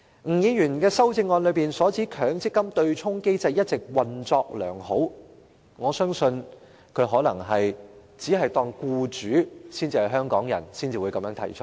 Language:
Cantonese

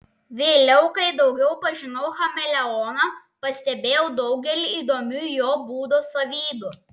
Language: Lithuanian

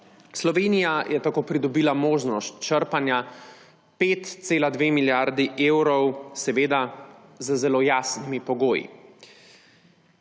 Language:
Slovenian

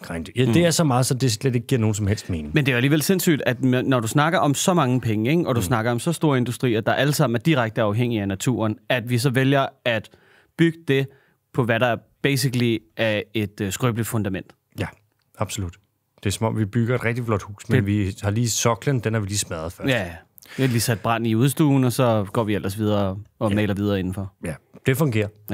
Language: Danish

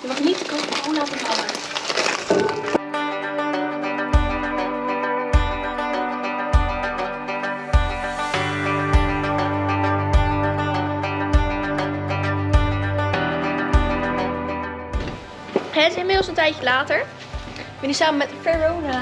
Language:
Dutch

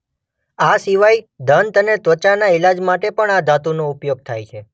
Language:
Gujarati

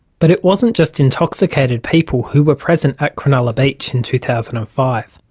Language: English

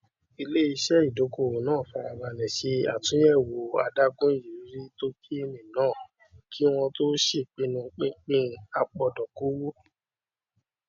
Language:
Yoruba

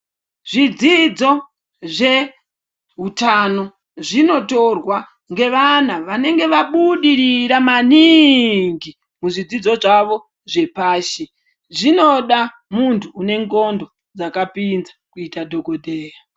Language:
Ndau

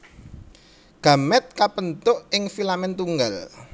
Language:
Javanese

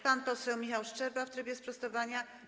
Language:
Polish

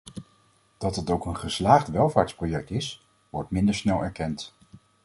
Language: Dutch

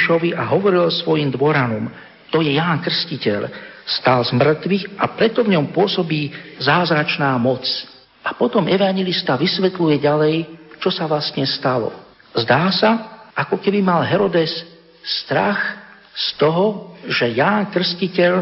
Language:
Slovak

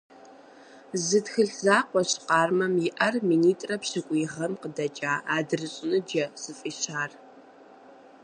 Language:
Kabardian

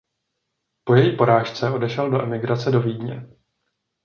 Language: Czech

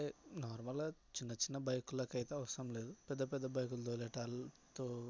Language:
Telugu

